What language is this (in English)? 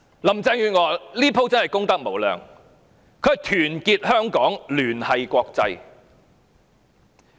Cantonese